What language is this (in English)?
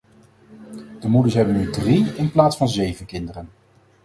Dutch